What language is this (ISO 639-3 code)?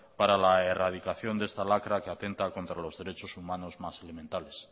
spa